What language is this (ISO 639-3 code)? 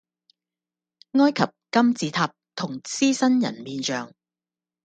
yue